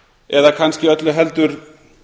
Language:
Icelandic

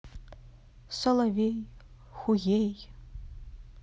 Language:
Russian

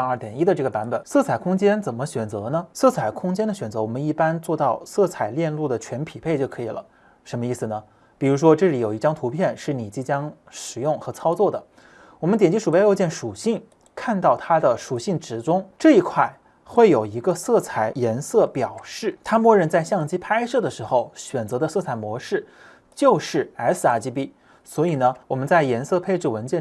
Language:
Chinese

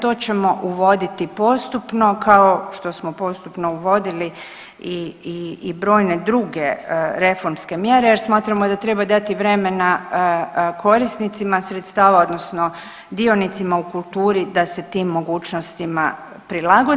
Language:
Croatian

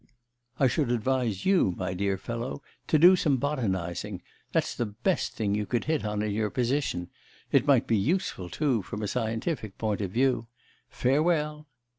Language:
English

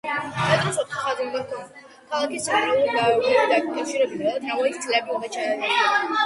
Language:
Georgian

